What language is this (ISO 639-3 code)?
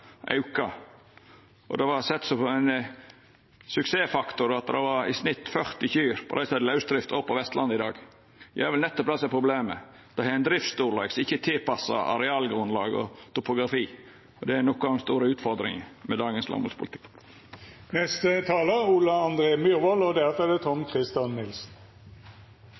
nno